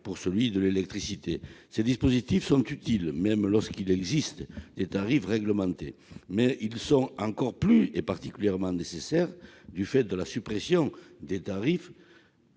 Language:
French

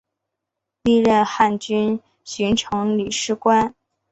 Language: Chinese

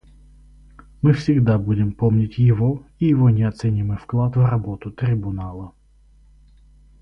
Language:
Russian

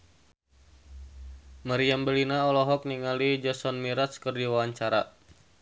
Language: Sundanese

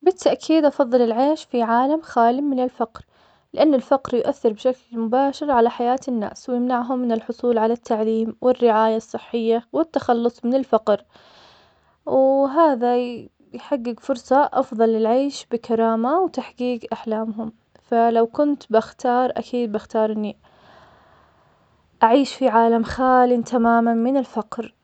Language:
Omani Arabic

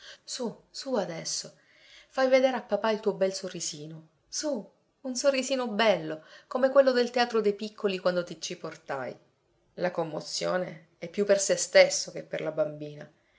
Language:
Italian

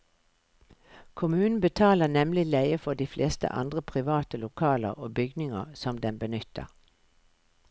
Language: Norwegian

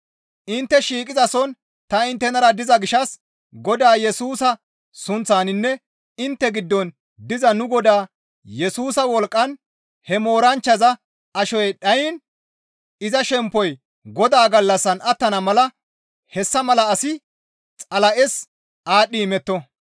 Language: Gamo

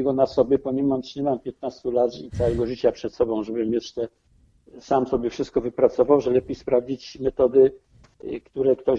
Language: Polish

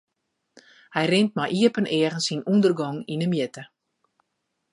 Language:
Western Frisian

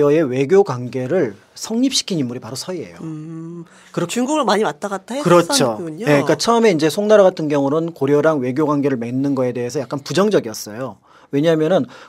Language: Korean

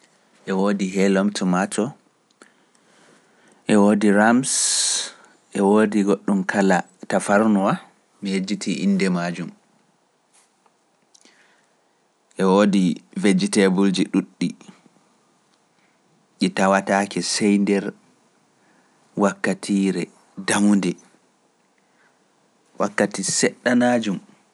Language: Pular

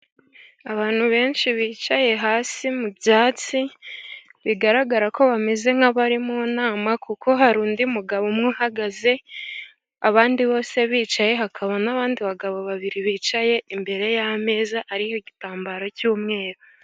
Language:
Kinyarwanda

